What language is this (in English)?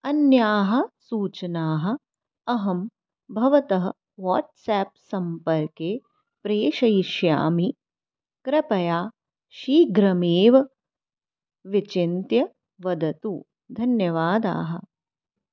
Sanskrit